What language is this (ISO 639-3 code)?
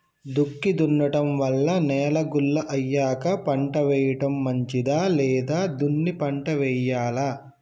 tel